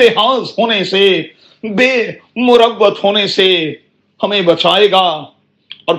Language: Urdu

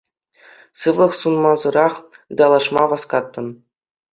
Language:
Chuvash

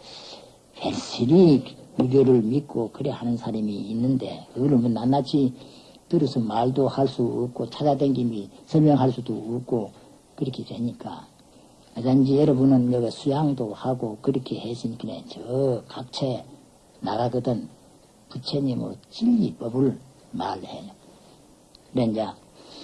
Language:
Korean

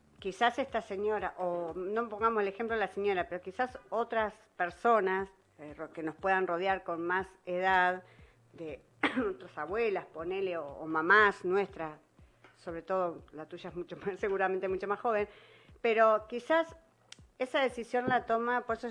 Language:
Spanish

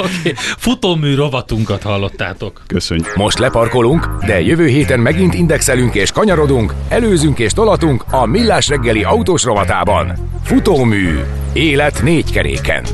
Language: Hungarian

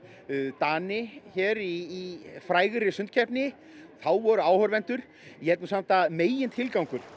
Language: Icelandic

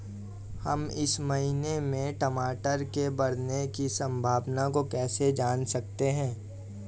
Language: Hindi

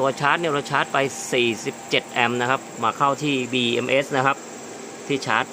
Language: Thai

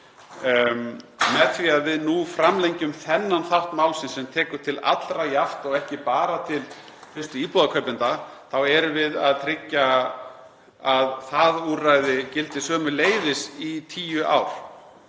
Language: Icelandic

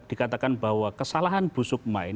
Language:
Indonesian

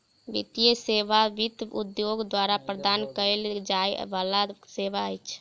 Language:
Maithili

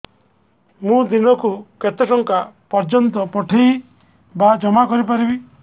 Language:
Odia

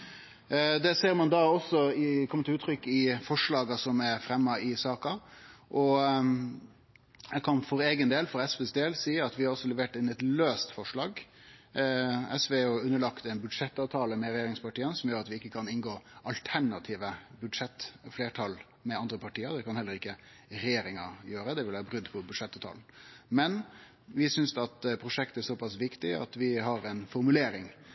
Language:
Norwegian Nynorsk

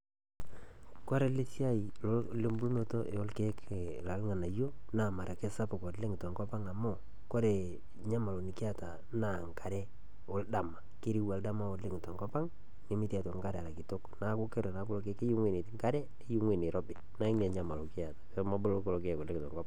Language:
Masai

